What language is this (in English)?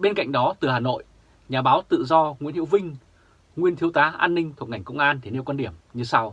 Vietnamese